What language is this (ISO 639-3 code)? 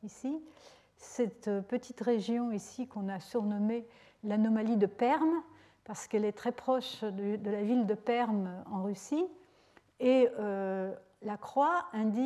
fra